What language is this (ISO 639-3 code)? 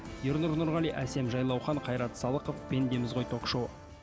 kaz